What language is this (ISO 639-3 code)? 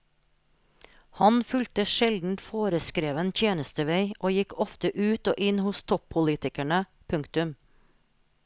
nor